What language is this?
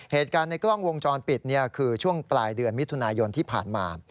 Thai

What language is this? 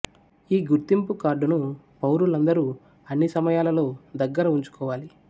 Telugu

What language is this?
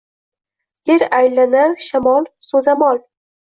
Uzbek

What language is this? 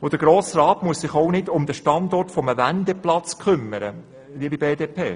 Swiss German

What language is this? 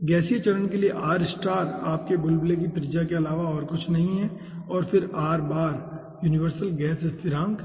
Hindi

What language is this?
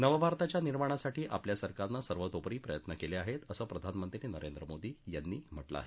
Marathi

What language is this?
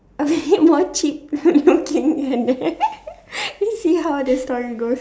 English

